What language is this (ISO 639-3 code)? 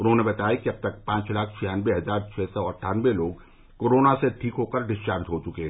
hin